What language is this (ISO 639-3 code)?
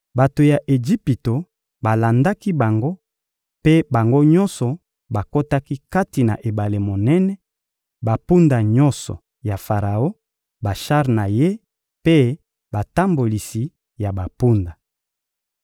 lin